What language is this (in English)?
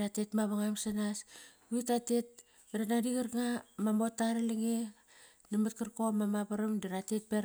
Kairak